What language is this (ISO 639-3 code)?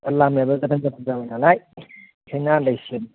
brx